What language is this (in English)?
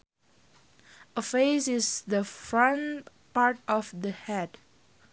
Sundanese